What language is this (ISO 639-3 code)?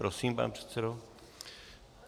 ces